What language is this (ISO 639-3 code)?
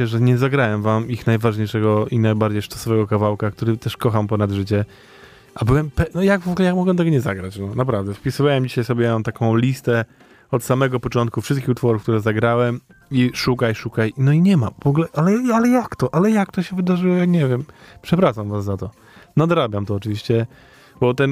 pol